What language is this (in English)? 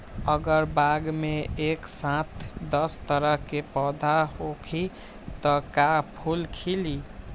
Magahi